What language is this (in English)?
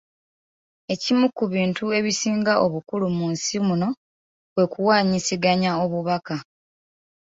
Ganda